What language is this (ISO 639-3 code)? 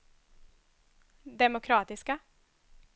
swe